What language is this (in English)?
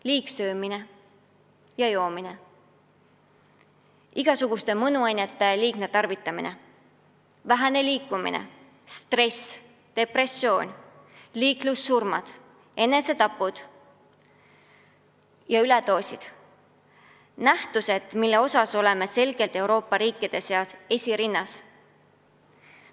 Estonian